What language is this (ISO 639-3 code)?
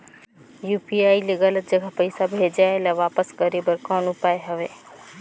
hne